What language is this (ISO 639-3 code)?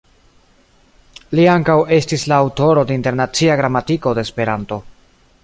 epo